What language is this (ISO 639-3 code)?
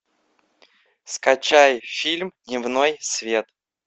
rus